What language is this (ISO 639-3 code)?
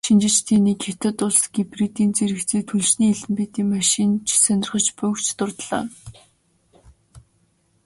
mon